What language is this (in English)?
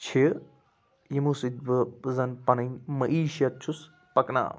Kashmiri